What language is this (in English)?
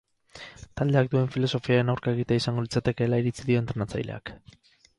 Basque